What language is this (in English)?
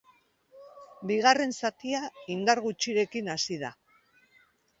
Basque